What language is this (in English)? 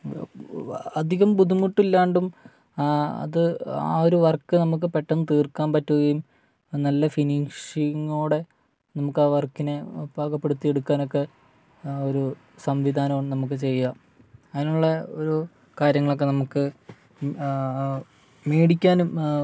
Malayalam